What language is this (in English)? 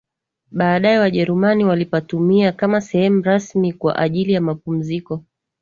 Swahili